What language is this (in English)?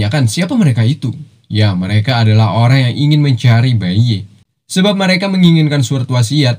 Indonesian